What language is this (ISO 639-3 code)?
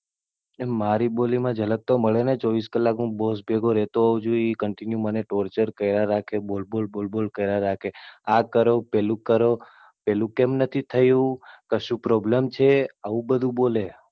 guj